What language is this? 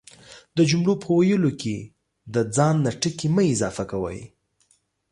Pashto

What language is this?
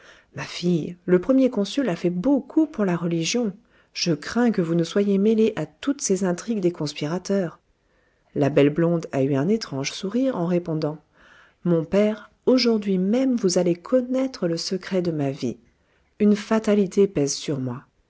French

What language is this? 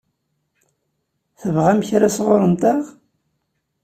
Kabyle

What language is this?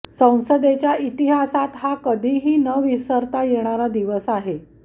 Marathi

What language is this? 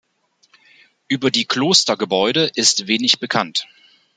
German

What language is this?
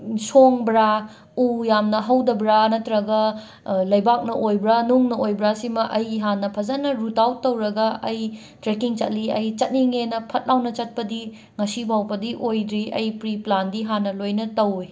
Manipuri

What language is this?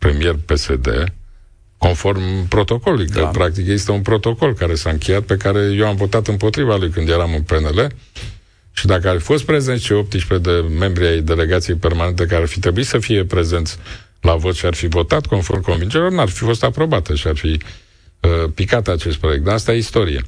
Romanian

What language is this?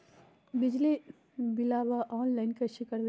Magahi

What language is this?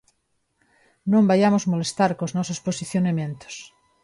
Galician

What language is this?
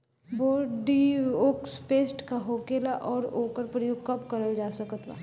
Bhojpuri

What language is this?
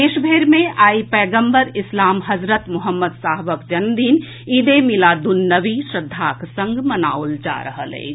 Maithili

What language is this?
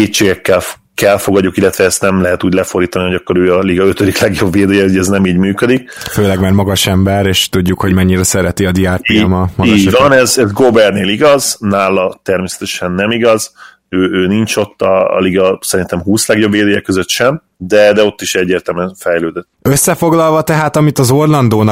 Hungarian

